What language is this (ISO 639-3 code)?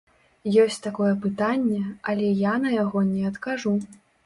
bel